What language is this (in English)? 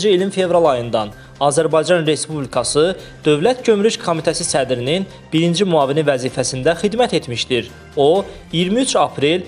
Turkish